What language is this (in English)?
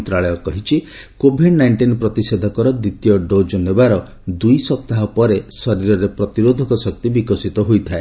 Odia